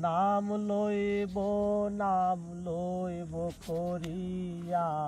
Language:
Bangla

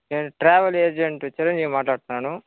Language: Telugu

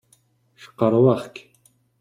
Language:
Kabyle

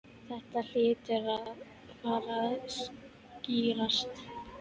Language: Icelandic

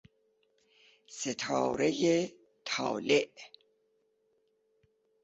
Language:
Persian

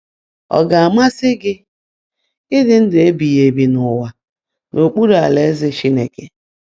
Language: Igbo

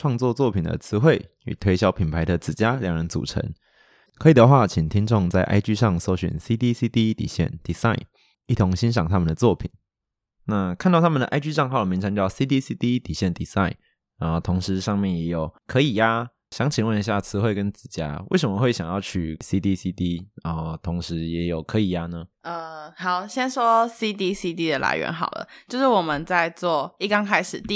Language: Chinese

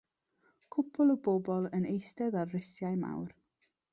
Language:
Welsh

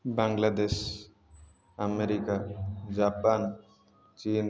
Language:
Odia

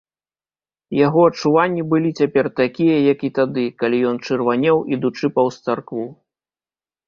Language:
Belarusian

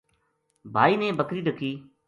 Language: Gujari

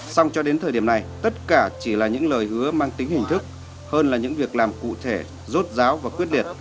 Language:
Vietnamese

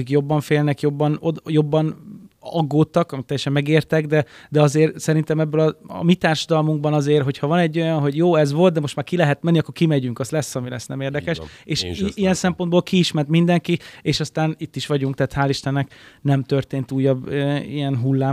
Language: Hungarian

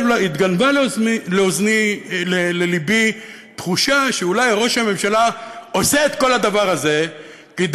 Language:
Hebrew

